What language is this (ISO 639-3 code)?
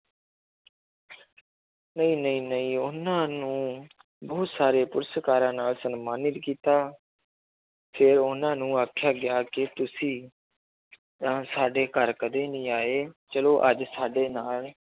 pan